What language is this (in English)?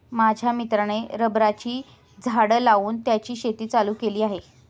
Marathi